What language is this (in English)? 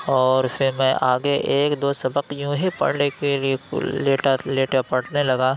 Urdu